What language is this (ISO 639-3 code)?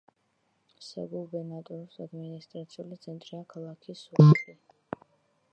kat